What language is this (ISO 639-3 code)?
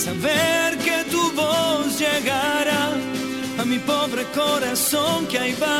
spa